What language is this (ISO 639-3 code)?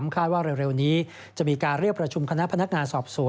tha